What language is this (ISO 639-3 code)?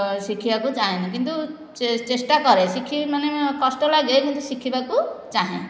ori